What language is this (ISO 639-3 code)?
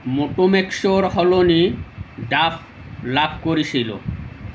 asm